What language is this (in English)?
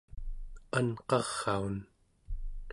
Central Yupik